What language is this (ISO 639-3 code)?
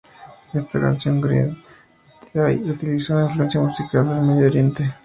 spa